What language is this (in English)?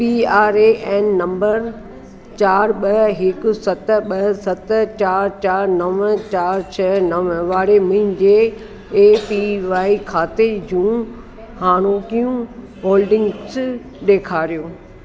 Sindhi